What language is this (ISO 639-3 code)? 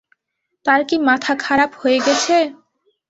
ben